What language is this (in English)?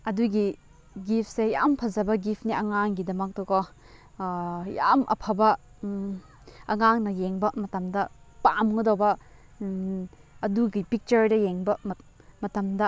Manipuri